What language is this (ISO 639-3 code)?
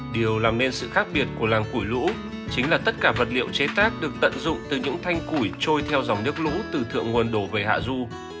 vie